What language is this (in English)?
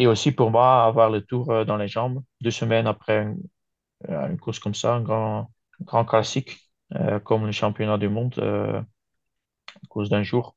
French